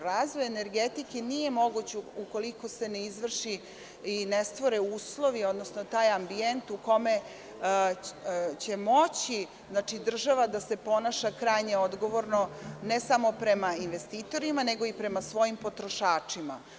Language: Serbian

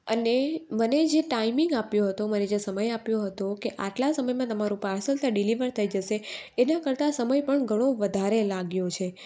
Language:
Gujarati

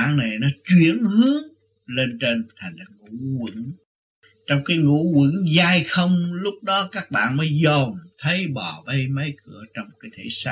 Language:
Vietnamese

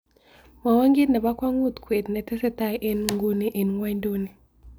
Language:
Kalenjin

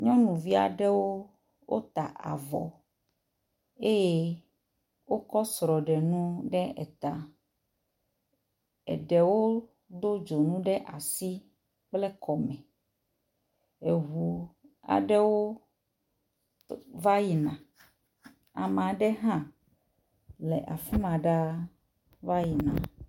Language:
Ewe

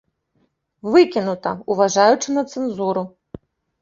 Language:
Belarusian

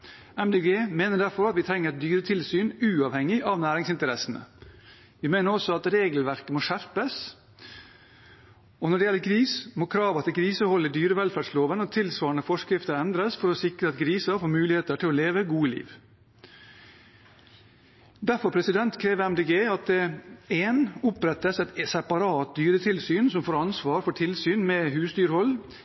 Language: Norwegian Bokmål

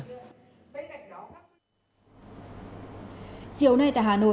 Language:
Vietnamese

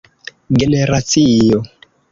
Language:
Esperanto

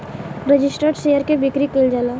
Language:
Bhojpuri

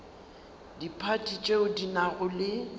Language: Northern Sotho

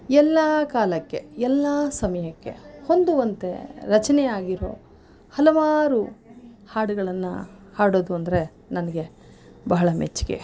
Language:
Kannada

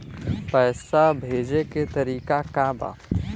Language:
Bhojpuri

